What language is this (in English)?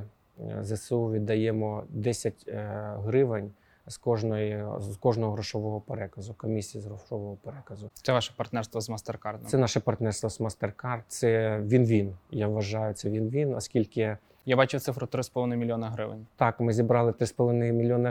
Ukrainian